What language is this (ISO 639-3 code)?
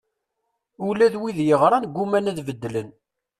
kab